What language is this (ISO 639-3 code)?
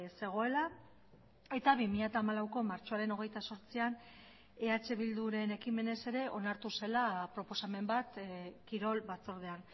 eus